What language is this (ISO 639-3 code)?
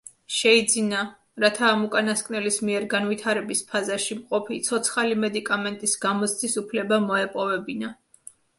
kat